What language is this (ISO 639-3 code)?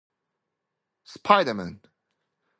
eng